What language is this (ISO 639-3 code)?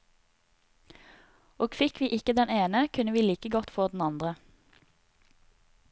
nor